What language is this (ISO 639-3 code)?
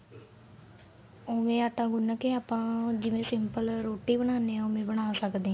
pan